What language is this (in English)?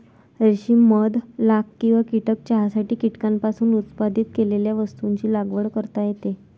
Marathi